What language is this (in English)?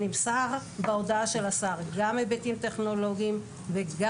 Hebrew